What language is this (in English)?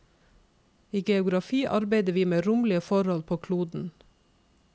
Norwegian